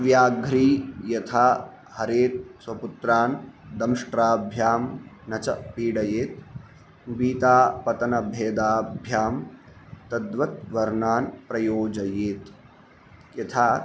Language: Sanskrit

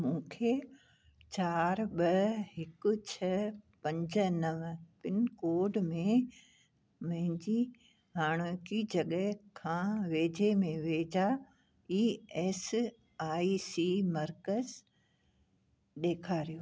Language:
Sindhi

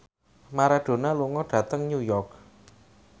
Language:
Javanese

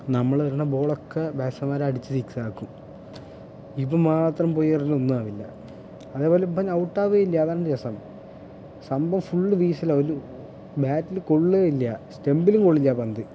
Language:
Malayalam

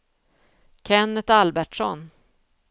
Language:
Swedish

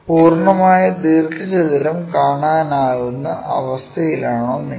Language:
Malayalam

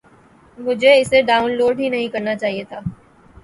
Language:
Urdu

